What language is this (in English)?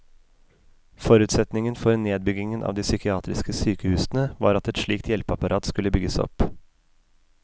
Norwegian